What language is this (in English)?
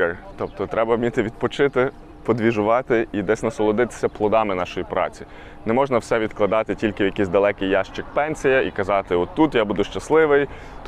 Ukrainian